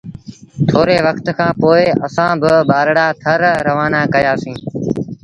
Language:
Sindhi Bhil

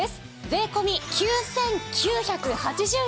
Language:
Japanese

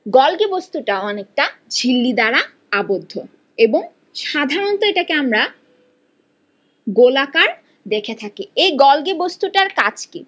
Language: Bangla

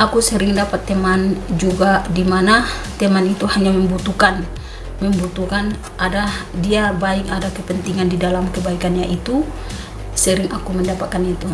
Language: Indonesian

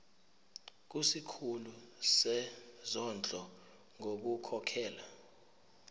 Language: Zulu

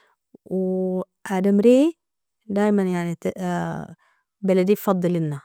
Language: Nobiin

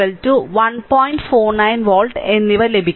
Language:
Malayalam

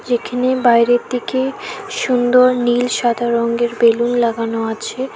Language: Bangla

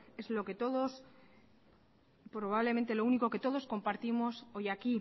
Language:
Spanish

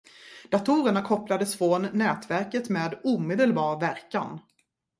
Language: Swedish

